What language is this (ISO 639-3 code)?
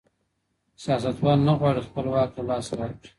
pus